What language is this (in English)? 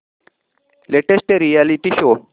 Marathi